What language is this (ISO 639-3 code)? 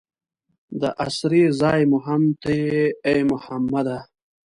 pus